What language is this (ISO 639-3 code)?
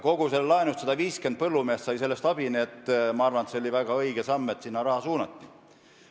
est